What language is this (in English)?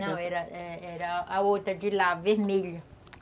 Portuguese